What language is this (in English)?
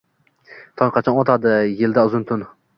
Uzbek